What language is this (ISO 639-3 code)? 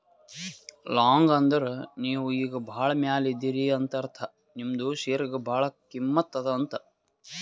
kan